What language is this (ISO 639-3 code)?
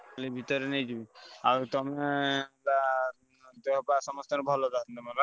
ori